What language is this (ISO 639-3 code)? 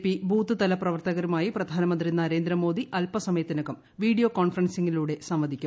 mal